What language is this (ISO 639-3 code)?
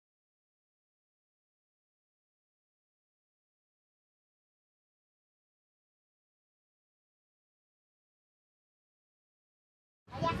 kor